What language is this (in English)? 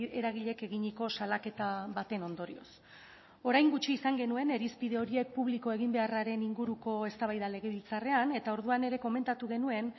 Basque